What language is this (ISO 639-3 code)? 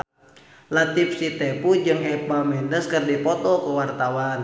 sun